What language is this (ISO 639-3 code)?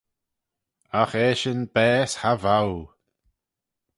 glv